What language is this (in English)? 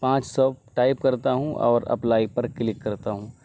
Urdu